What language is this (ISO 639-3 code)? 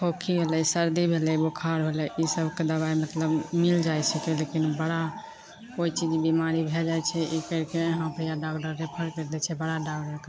mai